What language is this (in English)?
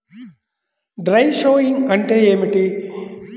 Telugu